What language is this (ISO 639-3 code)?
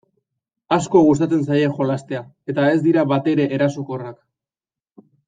eus